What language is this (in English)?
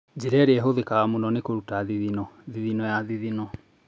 Kikuyu